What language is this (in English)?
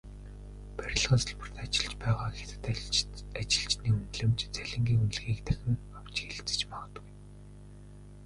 Mongolian